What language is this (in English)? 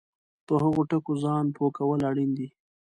Pashto